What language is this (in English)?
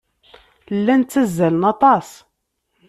Kabyle